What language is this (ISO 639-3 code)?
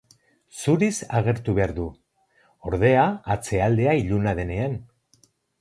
eus